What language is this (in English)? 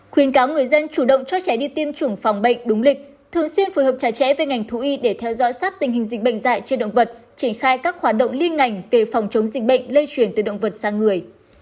Vietnamese